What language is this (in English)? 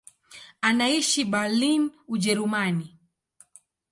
Swahili